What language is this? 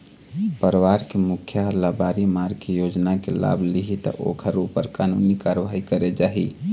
Chhattisgarhi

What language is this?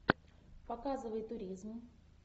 Russian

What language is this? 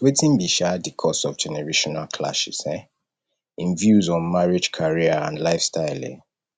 Nigerian Pidgin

